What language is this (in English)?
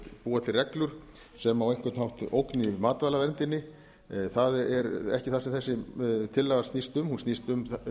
Icelandic